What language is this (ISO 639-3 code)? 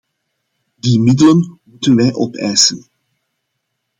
nld